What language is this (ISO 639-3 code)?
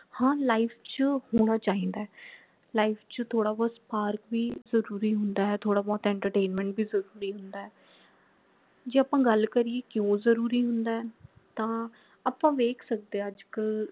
pan